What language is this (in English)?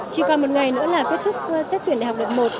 Vietnamese